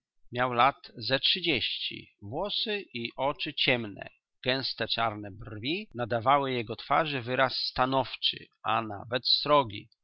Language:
Polish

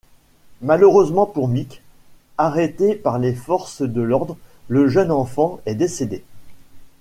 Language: French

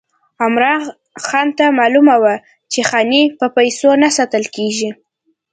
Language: Pashto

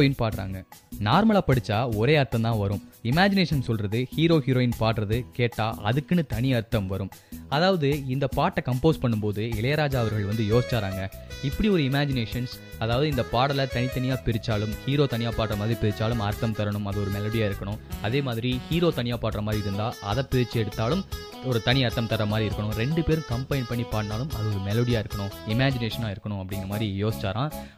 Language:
Tamil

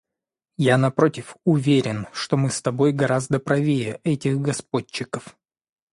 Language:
Russian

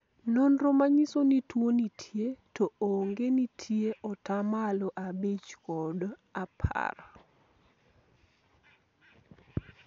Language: Luo (Kenya and Tanzania)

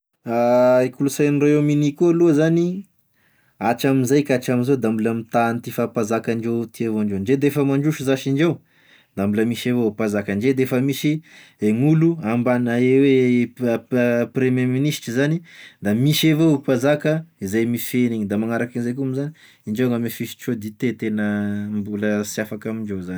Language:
Tesaka Malagasy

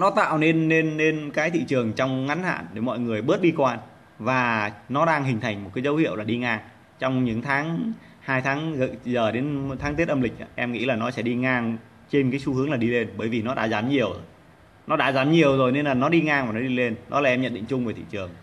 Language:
Vietnamese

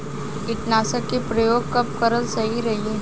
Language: Bhojpuri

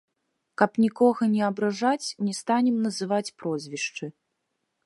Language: Belarusian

